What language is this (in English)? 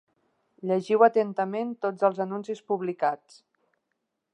Catalan